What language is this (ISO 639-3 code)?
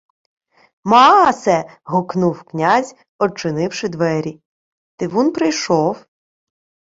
ukr